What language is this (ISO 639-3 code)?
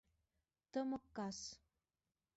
chm